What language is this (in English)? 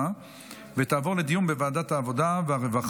Hebrew